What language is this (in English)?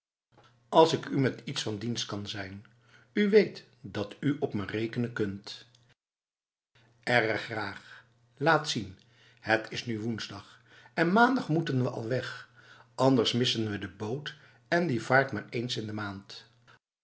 Dutch